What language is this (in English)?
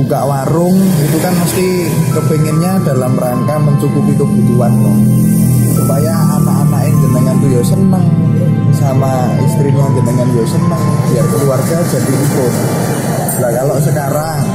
Indonesian